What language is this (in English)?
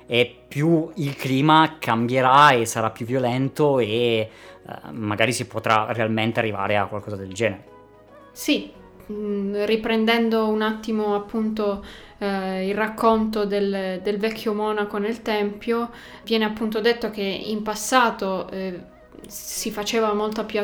Italian